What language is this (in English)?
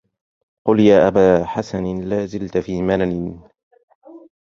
Arabic